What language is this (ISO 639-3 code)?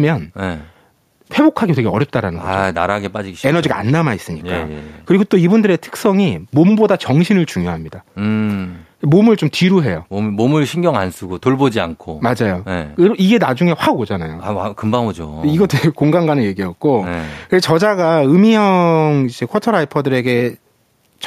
kor